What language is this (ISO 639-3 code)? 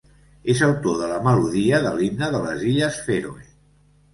cat